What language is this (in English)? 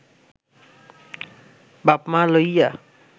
Bangla